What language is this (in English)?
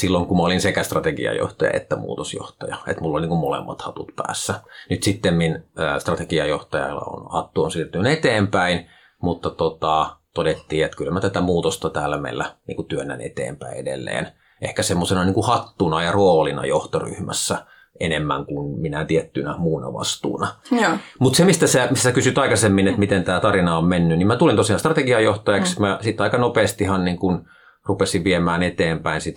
Finnish